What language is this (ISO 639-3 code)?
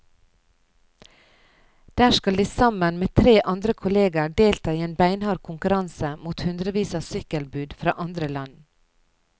nor